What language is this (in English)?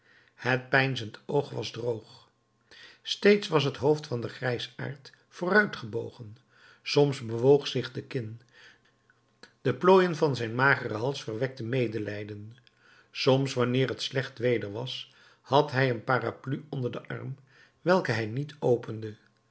Dutch